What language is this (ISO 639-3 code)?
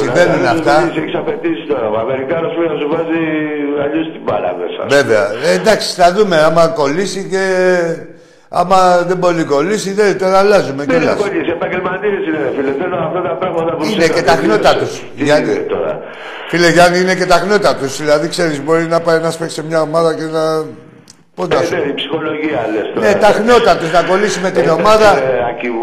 ell